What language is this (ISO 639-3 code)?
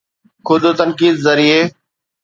snd